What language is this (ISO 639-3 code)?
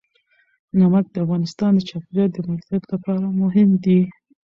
pus